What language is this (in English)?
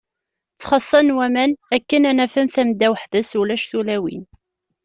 Kabyle